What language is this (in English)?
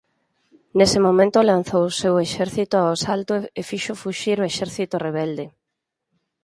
Galician